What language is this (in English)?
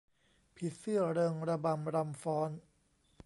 Thai